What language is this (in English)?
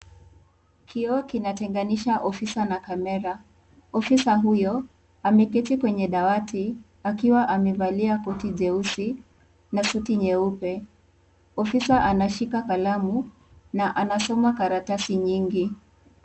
Swahili